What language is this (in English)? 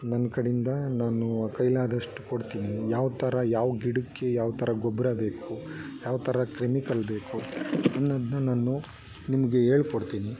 Kannada